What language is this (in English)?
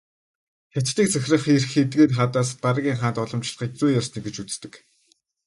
Mongolian